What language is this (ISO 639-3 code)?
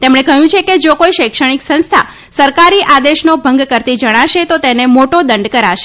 guj